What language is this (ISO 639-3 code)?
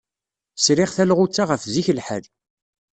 kab